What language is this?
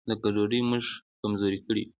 Pashto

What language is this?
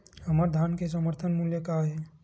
Chhattisgarhi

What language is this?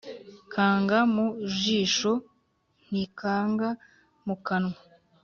Kinyarwanda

